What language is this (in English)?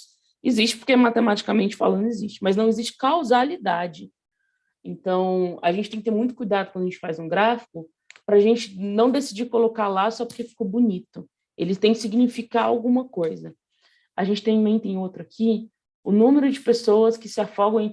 Portuguese